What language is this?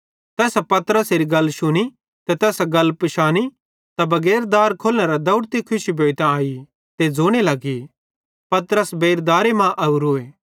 Bhadrawahi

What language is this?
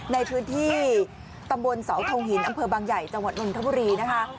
Thai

